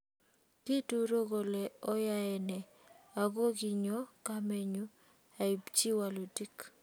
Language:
Kalenjin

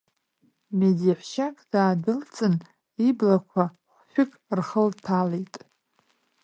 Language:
Abkhazian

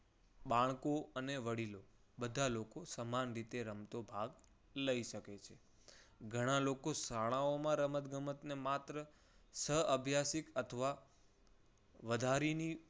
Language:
Gujarati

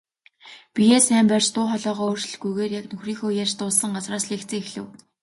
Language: Mongolian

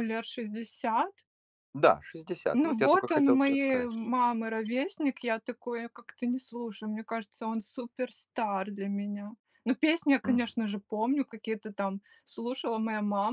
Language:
Russian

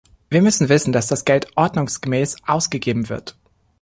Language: German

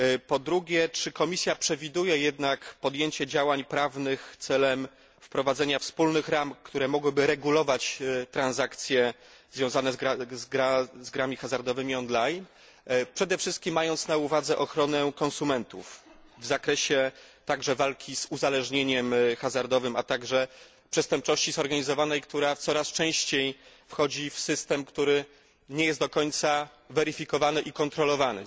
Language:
Polish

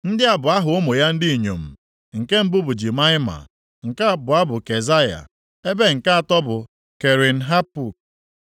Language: Igbo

